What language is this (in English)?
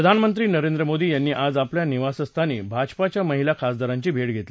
Marathi